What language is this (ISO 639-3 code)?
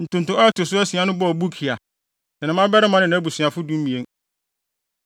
aka